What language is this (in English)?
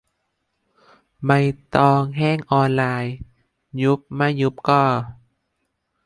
Thai